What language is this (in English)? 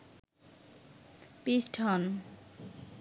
Bangla